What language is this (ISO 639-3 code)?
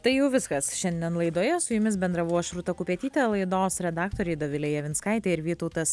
lit